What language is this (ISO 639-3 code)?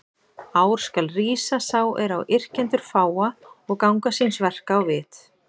isl